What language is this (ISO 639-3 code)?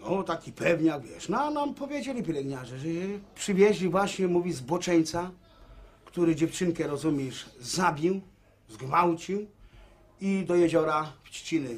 pol